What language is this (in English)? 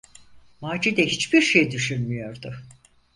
Turkish